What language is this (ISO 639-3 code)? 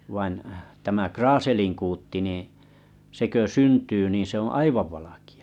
fin